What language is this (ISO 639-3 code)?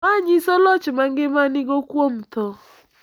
luo